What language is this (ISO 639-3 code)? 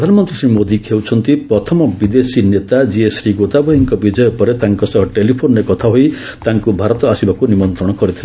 ori